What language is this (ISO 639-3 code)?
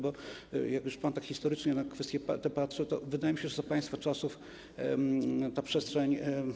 pol